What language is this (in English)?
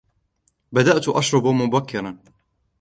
Arabic